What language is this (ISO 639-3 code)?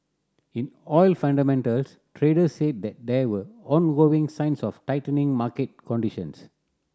eng